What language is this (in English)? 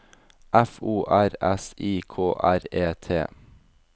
Norwegian